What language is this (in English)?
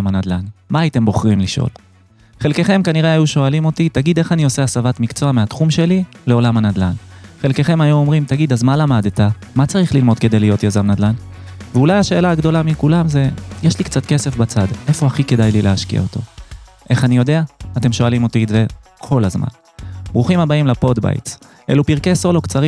Hebrew